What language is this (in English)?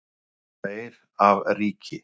Icelandic